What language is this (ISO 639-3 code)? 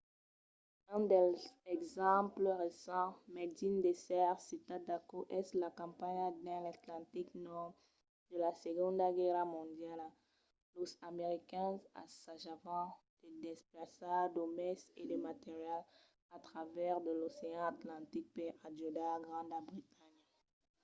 oci